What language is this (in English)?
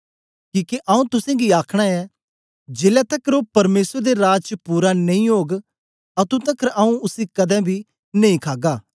Dogri